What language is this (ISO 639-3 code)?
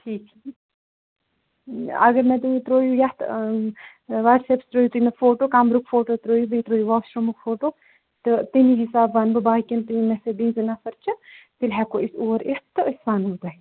kas